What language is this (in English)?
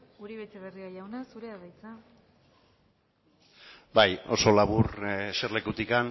Basque